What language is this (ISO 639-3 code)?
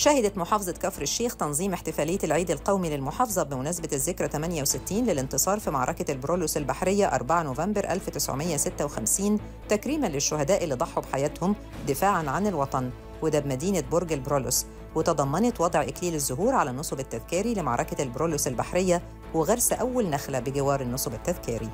ara